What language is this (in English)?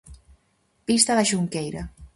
Galician